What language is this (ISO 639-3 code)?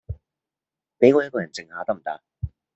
yue